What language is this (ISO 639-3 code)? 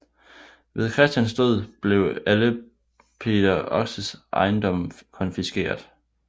dan